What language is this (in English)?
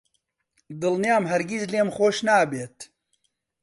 Central Kurdish